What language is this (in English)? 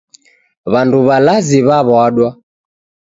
Taita